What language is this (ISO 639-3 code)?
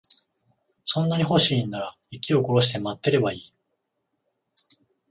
jpn